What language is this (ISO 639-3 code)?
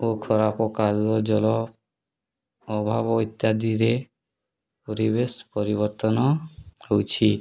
ori